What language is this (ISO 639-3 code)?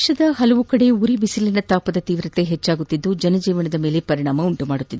kan